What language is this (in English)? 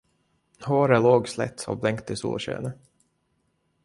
Swedish